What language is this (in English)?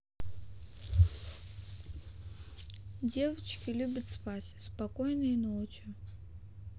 Russian